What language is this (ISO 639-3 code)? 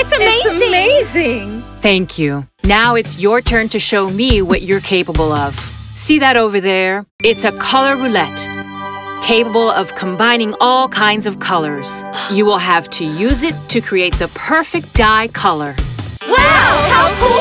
eng